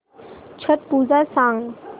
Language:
Marathi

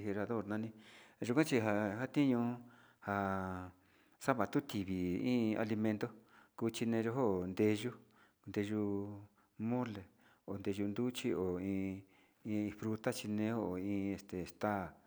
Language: Sinicahua Mixtec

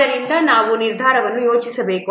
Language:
Kannada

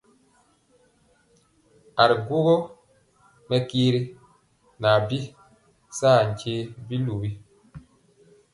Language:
Mpiemo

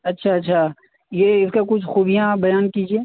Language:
Urdu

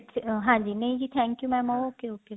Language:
Punjabi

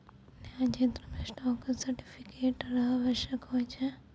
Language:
Maithili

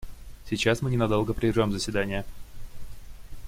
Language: Russian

